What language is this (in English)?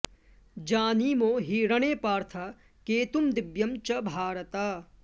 Sanskrit